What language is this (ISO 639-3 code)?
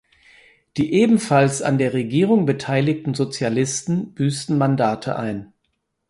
deu